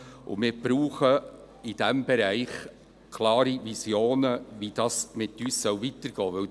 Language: Swiss German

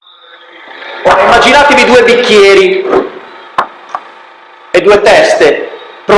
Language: Italian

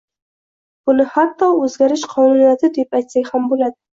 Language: Uzbek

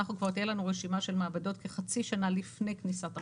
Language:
Hebrew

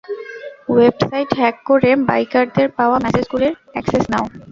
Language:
Bangla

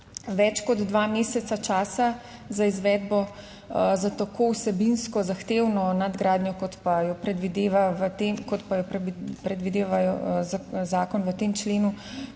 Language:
Slovenian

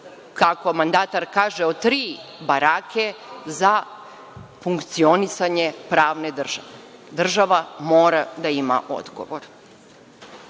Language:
Serbian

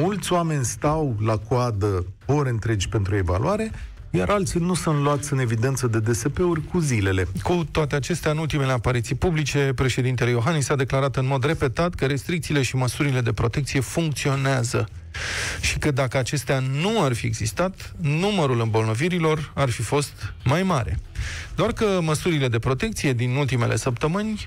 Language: Romanian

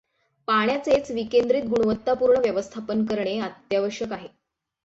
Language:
Marathi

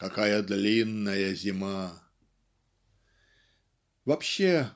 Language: Russian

